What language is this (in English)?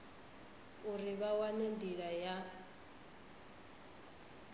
Venda